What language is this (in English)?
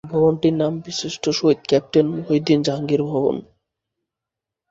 Bangla